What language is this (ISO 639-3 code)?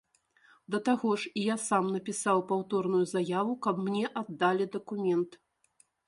bel